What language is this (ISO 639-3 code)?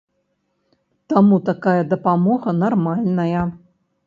bel